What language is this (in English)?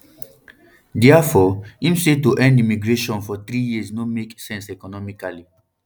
Nigerian Pidgin